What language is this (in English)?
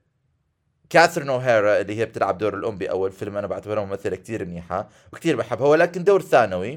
Arabic